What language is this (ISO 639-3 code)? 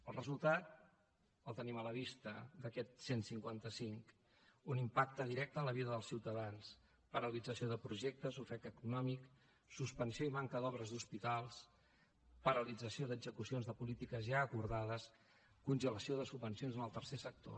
cat